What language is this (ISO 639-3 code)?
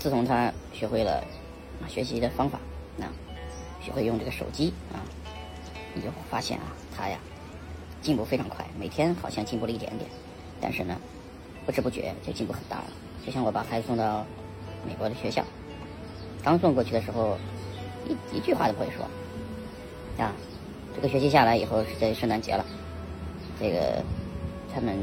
zho